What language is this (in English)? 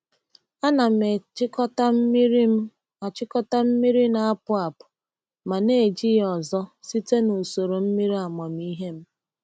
Igbo